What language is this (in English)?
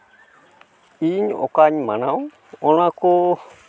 Santali